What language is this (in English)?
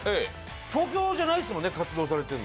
Japanese